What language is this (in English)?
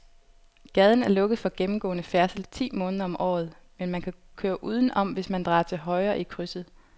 Danish